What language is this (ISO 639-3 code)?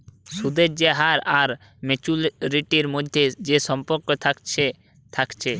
ben